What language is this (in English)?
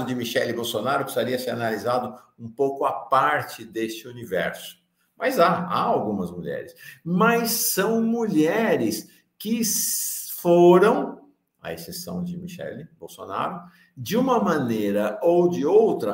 Portuguese